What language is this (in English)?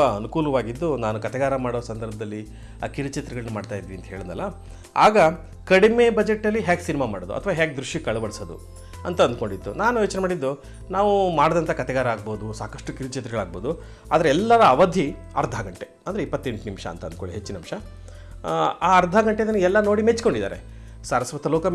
Kannada